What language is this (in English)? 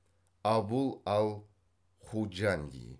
Kazakh